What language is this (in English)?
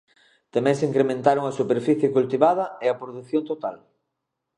Galician